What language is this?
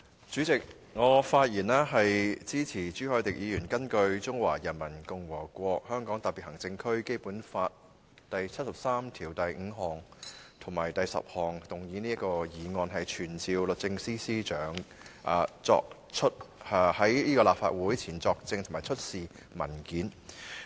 Cantonese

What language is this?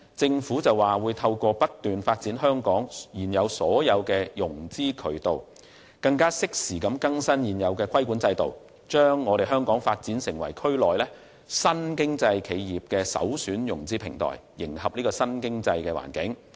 Cantonese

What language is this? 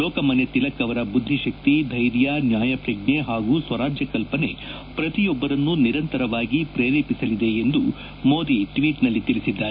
Kannada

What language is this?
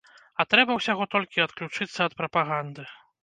Belarusian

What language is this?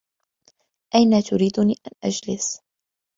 Arabic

